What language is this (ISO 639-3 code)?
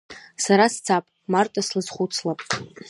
abk